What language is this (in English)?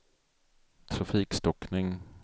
Swedish